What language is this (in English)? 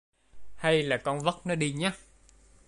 Vietnamese